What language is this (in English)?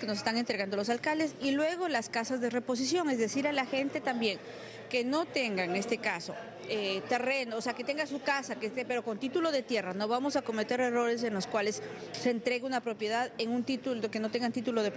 Spanish